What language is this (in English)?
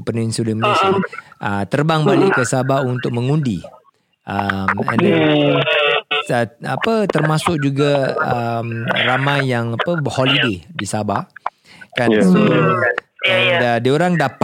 Malay